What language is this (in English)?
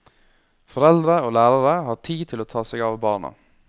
Norwegian